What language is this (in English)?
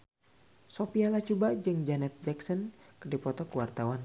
Sundanese